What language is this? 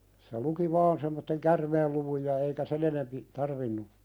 Finnish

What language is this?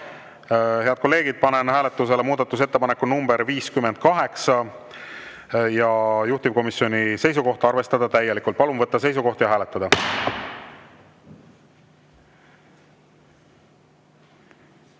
Estonian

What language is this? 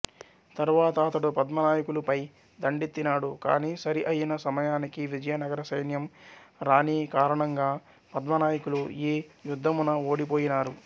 Telugu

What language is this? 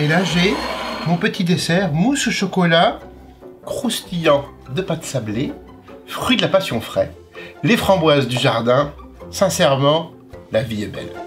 French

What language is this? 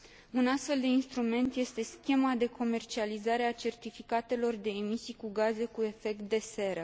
Romanian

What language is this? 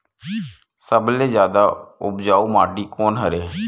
Chhattisgarhi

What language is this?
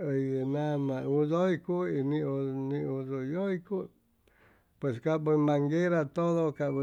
Chimalapa Zoque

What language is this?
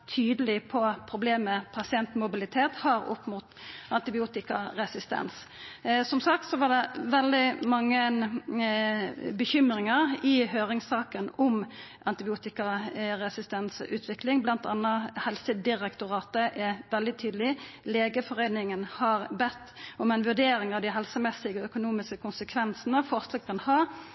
Norwegian Nynorsk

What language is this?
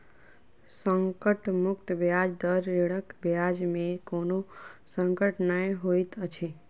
Maithili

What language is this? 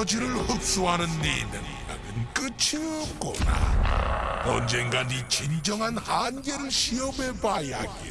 Korean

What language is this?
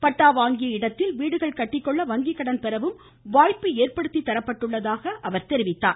Tamil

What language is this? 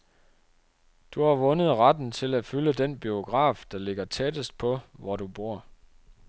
Danish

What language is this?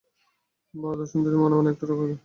Bangla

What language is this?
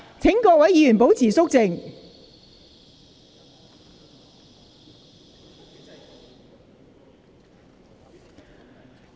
Cantonese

